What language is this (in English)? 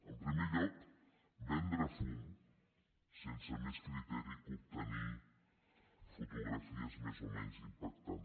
Catalan